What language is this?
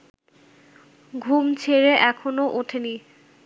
Bangla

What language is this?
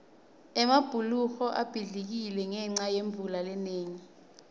Swati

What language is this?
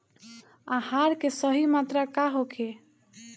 Bhojpuri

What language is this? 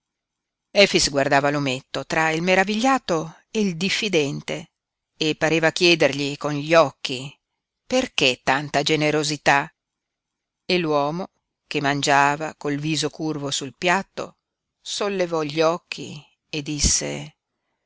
Italian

